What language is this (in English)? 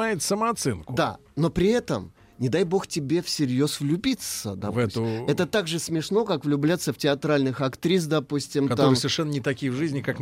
Russian